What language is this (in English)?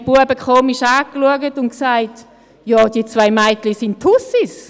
Swiss German